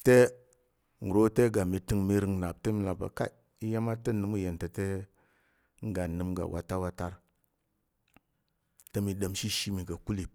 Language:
Tarok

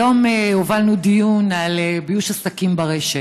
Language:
Hebrew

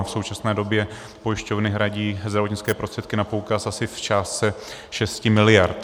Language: Czech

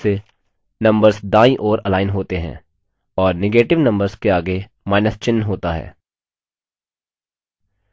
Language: Hindi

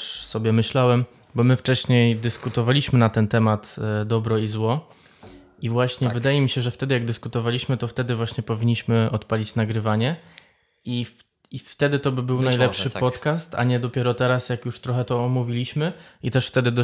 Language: Polish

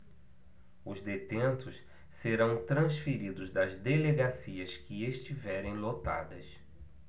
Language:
Portuguese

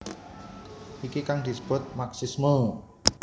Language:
Javanese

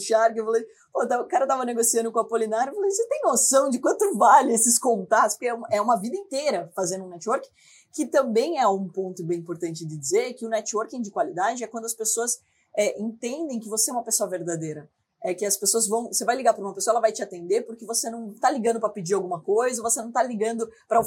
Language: Portuguese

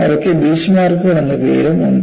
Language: Malayalam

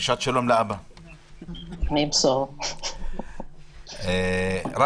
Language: Hebrew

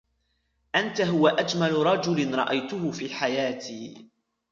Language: Arabic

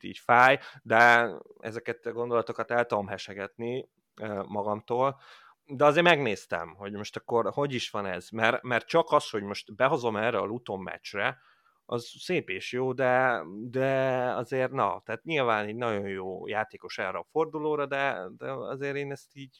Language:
Hungarian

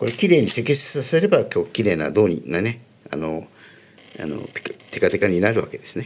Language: Japanese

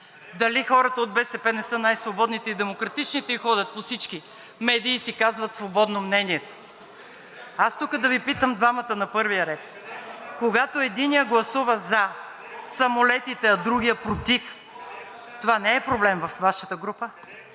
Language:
Bulgarian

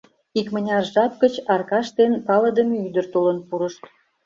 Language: Mari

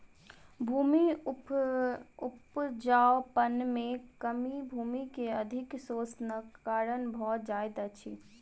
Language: Maithili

